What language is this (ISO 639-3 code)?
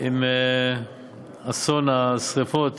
heb